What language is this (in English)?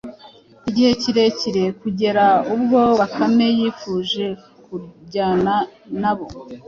Kinyarwanda